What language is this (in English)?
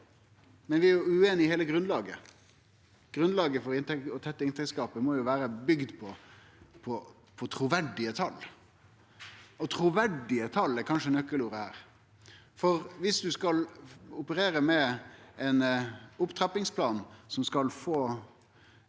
Norwegian